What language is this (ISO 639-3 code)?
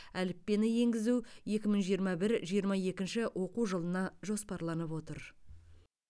kaz